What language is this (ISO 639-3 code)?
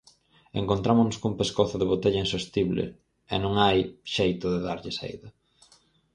glg